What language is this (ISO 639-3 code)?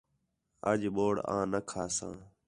xhe